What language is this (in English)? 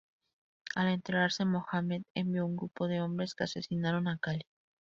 Spanish